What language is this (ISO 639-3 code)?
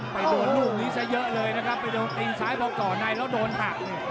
tha